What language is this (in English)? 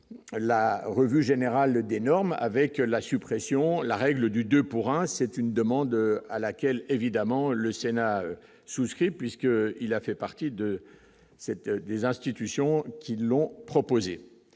French